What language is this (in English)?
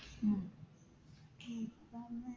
Malayalam